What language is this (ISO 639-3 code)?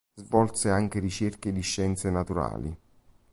ita